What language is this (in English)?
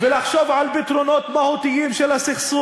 Hebrew